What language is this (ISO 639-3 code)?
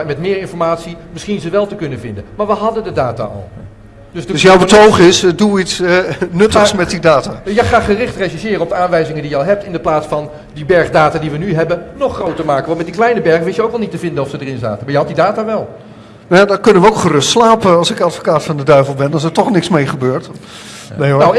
nld